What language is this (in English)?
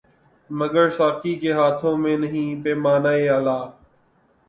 Urdu